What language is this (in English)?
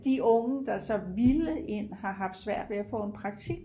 Danish